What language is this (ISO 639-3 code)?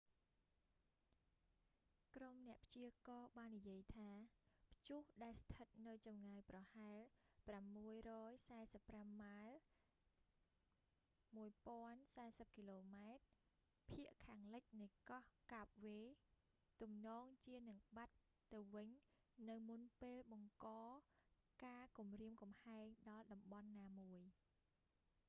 khm